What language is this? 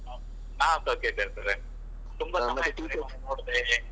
Kannada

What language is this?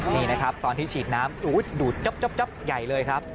Thai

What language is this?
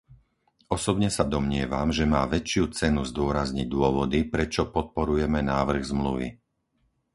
Slovak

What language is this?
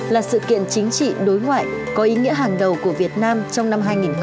Vietnamese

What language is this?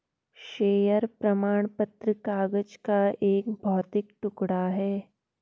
Hindi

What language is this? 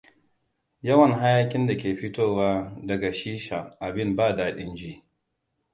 Hausa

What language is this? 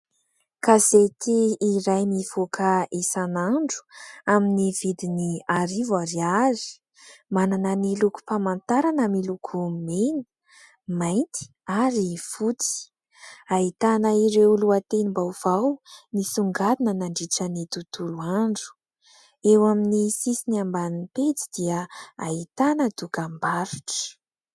Malagasy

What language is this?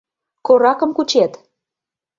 Mari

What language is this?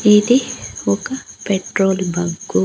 Telugu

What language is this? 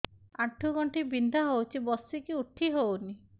Odia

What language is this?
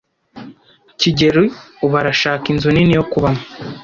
Kinyarwanda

